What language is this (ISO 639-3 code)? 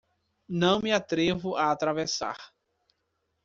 por